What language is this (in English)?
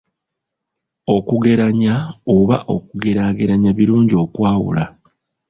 Ganda